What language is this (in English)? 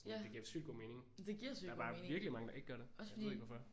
Danish